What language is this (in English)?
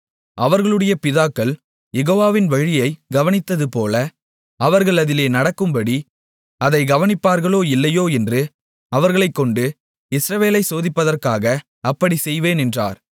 Tamil